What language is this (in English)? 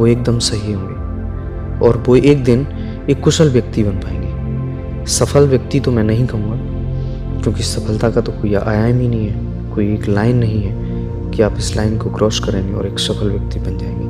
Hindi